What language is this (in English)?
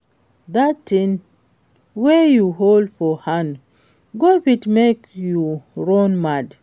Nigerian Pidgin